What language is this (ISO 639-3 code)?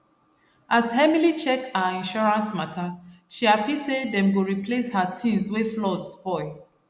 pcm